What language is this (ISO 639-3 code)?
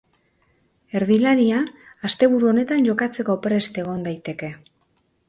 eus